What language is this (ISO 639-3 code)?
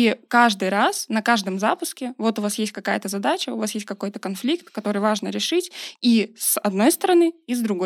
rus